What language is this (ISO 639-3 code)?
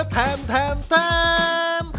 tha